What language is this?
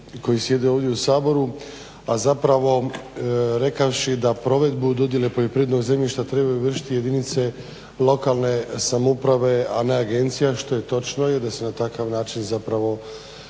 Croatian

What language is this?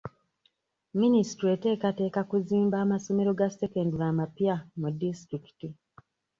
Ganda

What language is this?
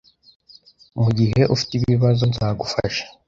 Kinyarwanda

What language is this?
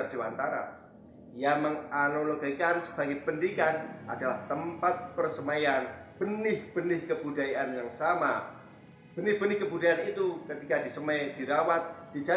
Indonesian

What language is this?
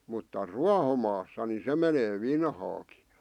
Finnish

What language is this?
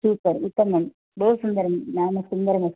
Sanskrit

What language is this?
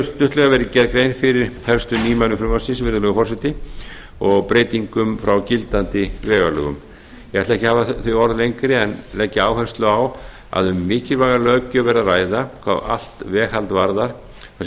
Icelandic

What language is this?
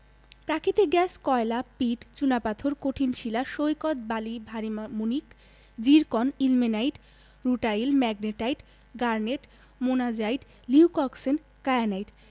Bangla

